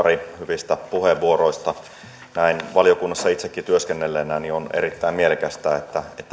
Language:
Finnish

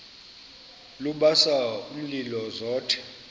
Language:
Xhosa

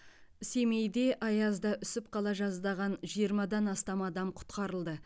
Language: Kazakh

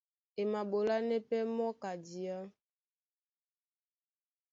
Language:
Duala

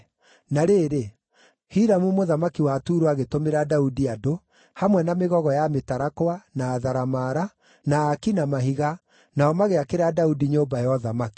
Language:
Kikuyu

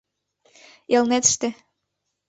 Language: Mari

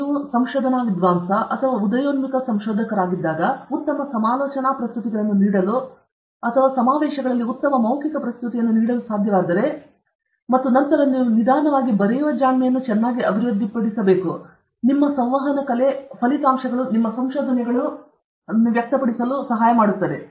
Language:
Kannada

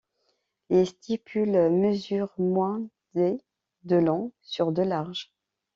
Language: French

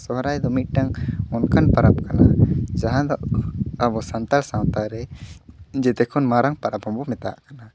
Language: Santali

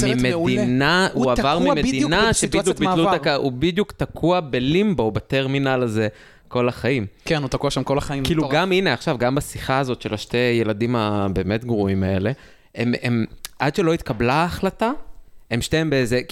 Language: Hebrew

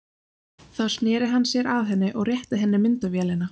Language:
Icelandic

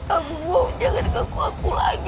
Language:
Indonesian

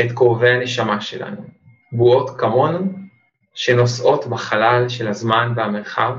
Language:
Hebrew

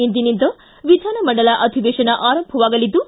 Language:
Kannada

